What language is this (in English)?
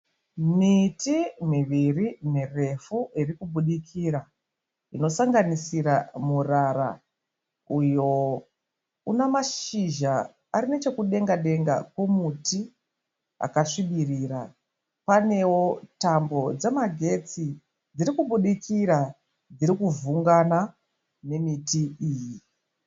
Shona